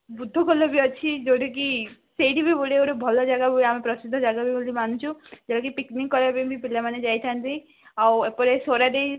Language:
Odia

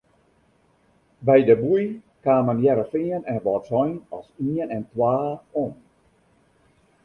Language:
Western Frisian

